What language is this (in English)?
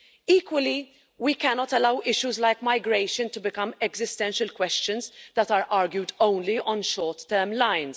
English